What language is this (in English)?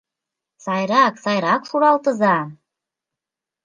Mari